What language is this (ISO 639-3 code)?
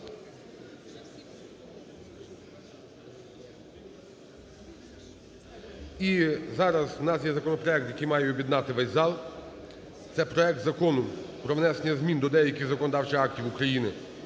ukr